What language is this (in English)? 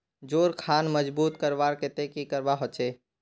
Magahi